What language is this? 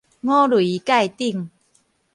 Min Nan Chinese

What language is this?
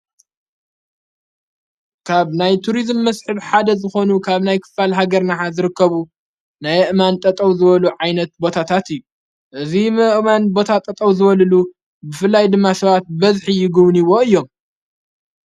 Tigrinya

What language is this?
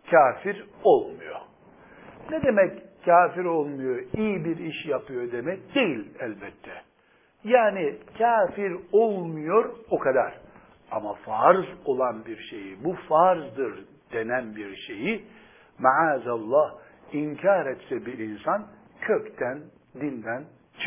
Turkish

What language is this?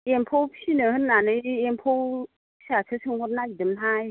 Bodo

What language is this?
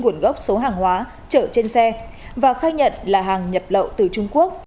Vietnamese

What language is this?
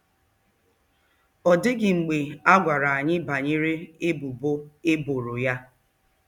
Igbo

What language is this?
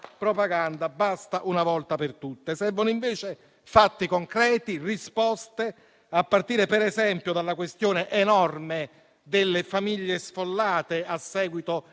Italian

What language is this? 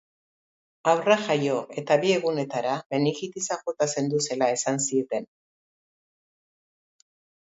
Basque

